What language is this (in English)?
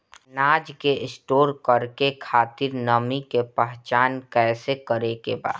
Bhojpuri